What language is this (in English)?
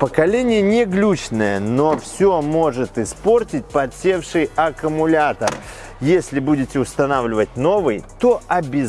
Russian